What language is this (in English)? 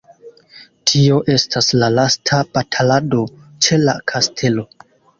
Esperanto